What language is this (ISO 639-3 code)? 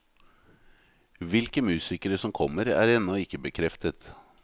nor